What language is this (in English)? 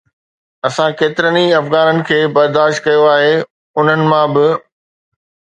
Sindhi